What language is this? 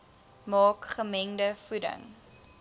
Afrikaans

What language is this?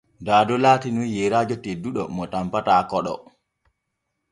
Borgu Fulfulde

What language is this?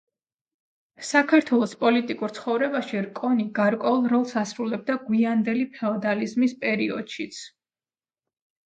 Georgian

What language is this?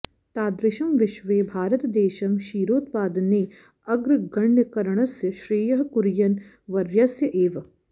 Sanskrit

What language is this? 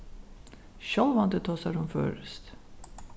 Faroese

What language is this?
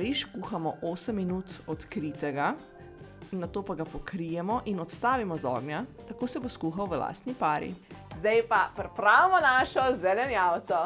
Slovenian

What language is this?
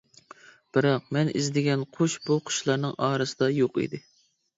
Uyghur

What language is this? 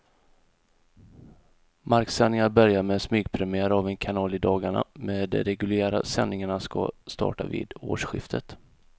Swedish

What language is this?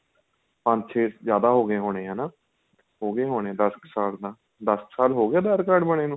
Punjabi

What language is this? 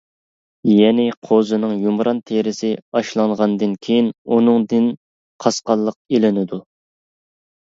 Uyghur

